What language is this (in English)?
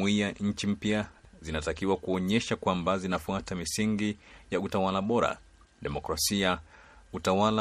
Swahili